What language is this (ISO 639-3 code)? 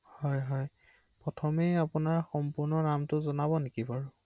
asm